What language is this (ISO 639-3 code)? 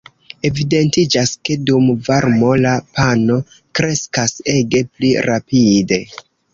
epo